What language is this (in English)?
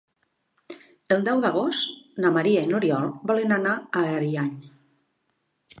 Catalan